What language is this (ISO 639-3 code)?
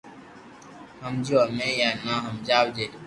lrk